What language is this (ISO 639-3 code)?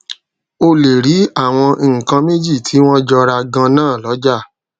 yor